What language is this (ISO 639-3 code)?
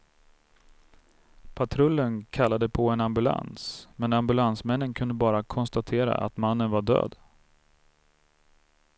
swe